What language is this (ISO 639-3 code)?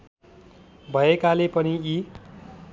nep